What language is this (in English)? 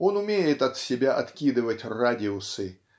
Russian